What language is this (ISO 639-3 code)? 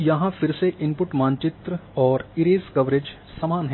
hin